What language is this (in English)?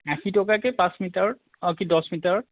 Assamese